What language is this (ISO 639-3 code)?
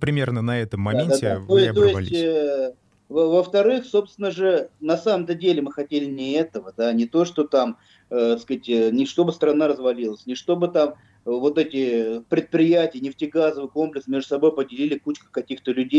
rus